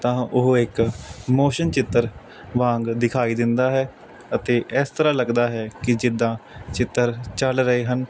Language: Punjabi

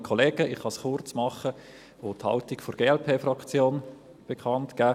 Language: Swiss German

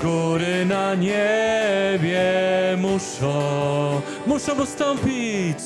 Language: Polish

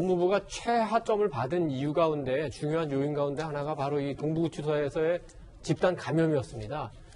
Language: Korean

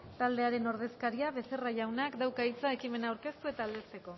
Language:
Basque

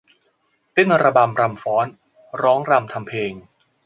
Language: Thai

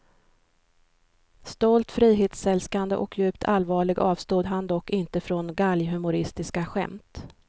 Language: Swedish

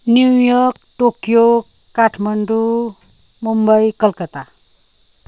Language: Nepali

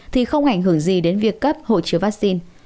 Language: Vietnamese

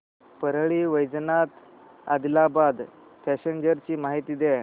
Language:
Marathi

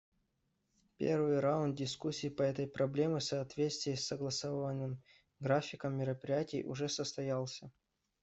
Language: Russian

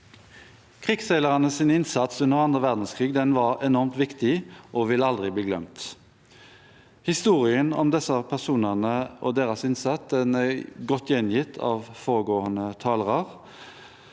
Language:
Norwegian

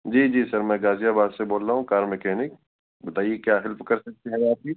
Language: Urdu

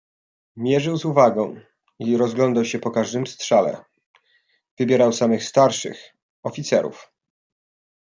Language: Polish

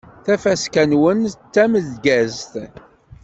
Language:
Kabyle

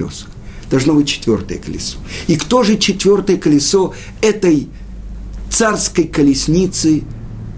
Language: Russian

